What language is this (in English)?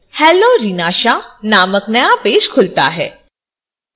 Hindi